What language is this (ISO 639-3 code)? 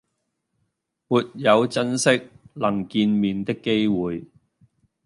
yue